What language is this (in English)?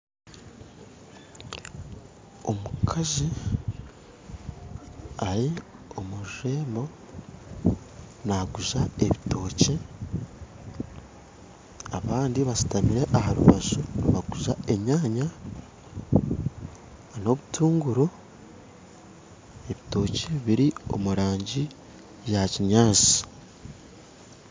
Nyankole